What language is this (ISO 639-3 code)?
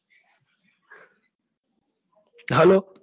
guj